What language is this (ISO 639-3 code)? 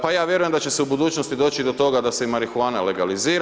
hrv